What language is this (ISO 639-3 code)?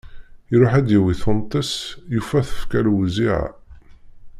kab